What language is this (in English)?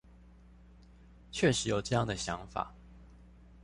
Chinese